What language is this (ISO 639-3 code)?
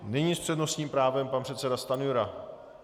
ces